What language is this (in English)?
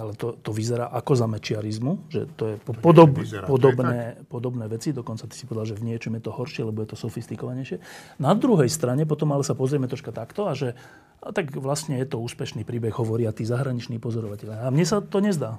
Slovak